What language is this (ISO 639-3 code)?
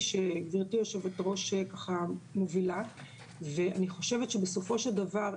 heb